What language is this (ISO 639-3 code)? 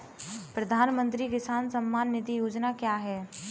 hin